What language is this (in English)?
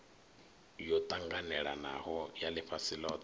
Venda